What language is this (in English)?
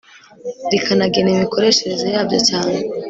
Kinyarwanda